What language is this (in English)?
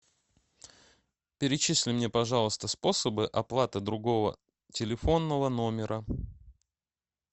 Russian